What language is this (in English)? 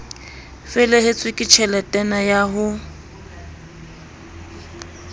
Southern Sotho